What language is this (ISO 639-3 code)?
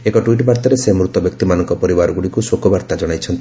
ori